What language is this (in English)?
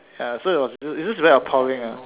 English